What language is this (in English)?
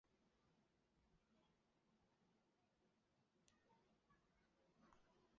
Chinese